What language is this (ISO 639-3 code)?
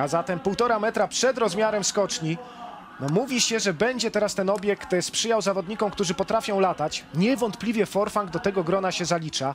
pol